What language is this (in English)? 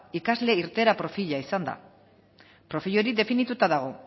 Basque